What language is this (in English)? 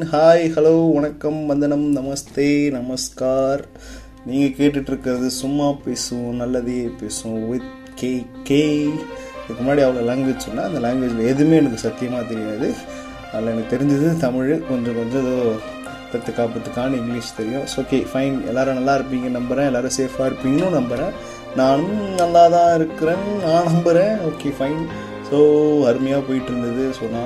Tamil